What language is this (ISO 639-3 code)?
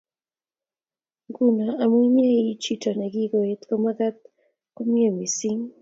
kln